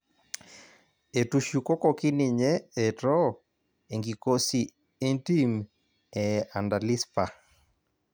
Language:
Masai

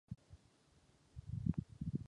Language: Czech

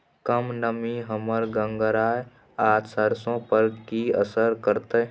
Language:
Maithili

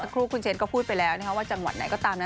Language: Thai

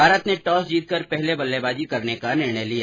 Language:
Hindi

